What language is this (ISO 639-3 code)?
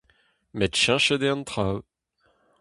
bre